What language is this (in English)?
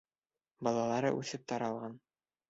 Bashkir